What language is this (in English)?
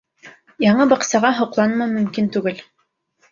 Bashkir